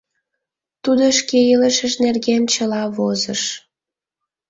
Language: Mari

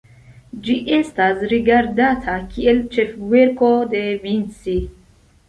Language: Esperanto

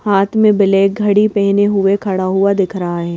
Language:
Hindi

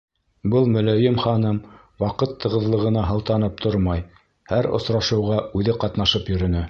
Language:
Bashkir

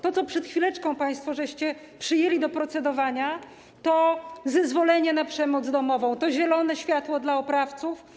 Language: Polish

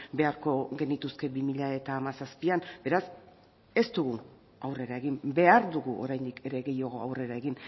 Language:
Basque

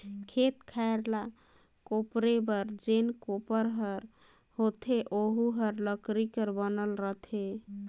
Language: Chhattisgarhi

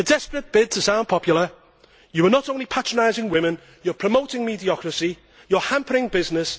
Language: English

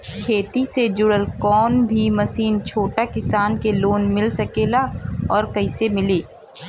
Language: Bhojpuri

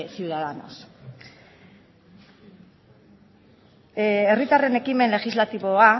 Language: Basque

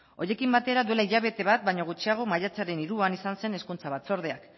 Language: Basque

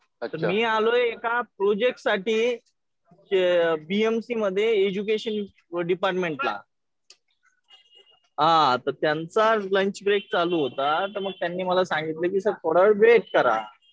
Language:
Marathi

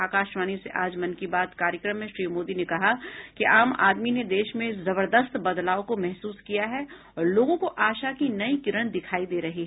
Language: Hindi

